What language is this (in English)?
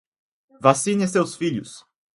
Portuguese